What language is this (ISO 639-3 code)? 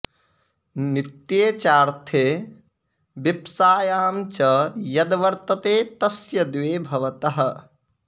san